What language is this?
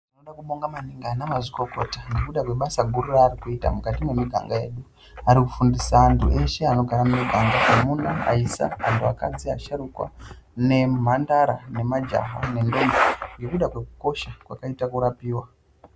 Ndau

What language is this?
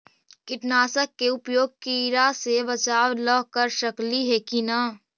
Magahi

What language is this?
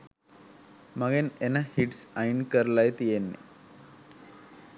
Sinhala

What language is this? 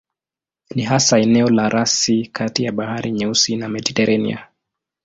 Swahili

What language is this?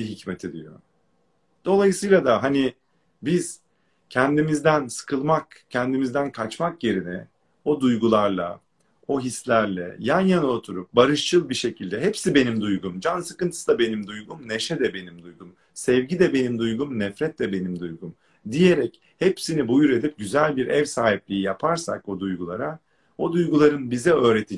Turkish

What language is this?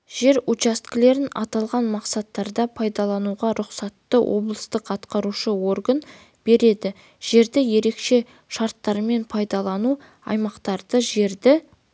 Kazakh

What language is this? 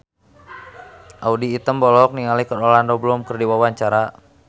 Sundanese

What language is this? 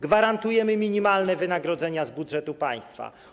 Polish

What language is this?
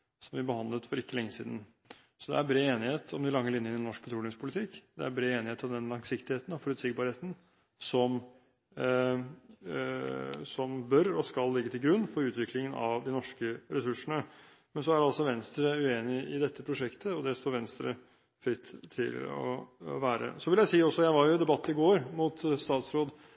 Norwegian Bokmål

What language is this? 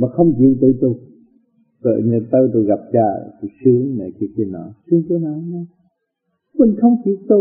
Vietnamese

